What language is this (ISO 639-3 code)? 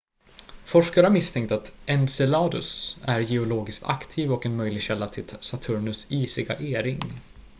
swe